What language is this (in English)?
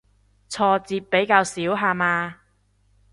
Cantonese